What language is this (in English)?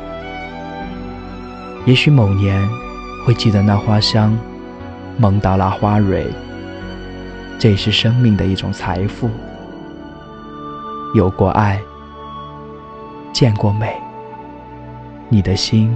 Chinese